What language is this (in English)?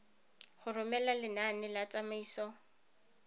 Tswana